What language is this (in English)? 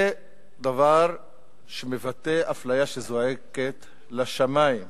Hebrew